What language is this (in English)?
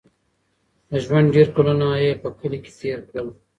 Pashto